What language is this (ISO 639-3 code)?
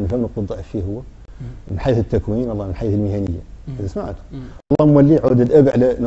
ara